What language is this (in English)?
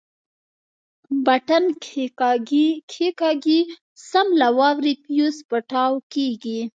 Pashto